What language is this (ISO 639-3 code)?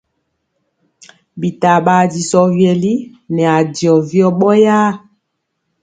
mcx